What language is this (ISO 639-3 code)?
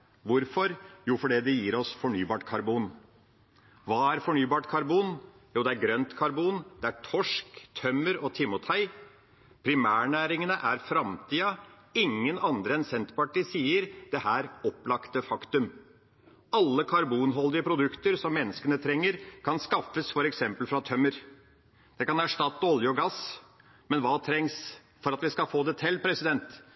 nob